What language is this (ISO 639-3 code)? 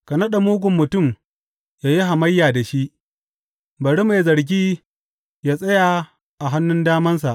hau